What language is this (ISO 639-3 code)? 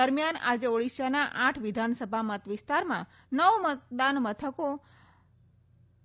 guj